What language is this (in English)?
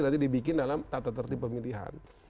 Indonesian